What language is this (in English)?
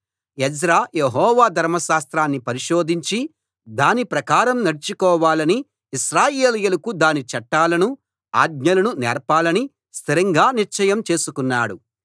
Telugu